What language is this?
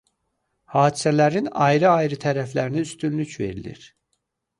Azerbaijani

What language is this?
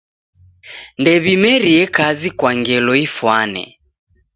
Taita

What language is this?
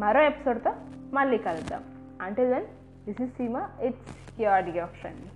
Telugu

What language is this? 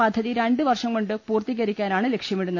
Malayalam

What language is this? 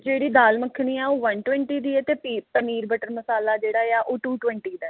Punjabi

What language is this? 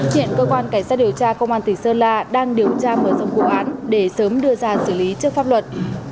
Vietnamese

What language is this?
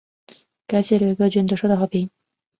Chinese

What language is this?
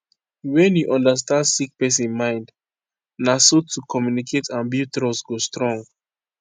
Nigerian Pidgin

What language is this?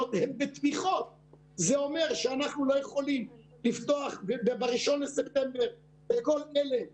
Hebrew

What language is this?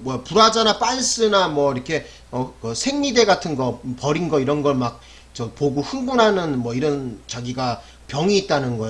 Korean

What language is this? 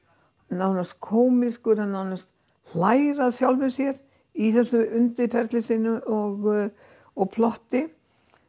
Icelandic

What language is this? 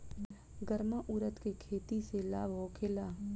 Bhojpuri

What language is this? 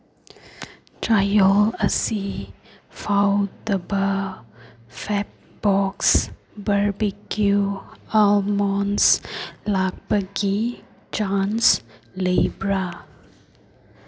Manipuri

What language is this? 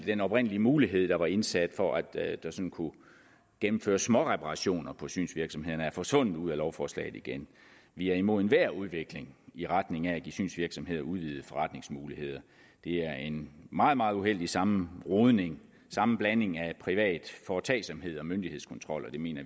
Danish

